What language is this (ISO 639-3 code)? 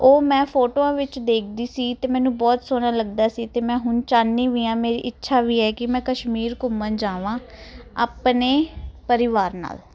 pan